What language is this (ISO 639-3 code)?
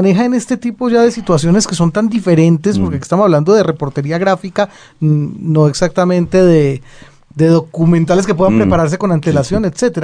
spa